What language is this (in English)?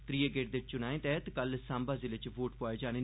Dogri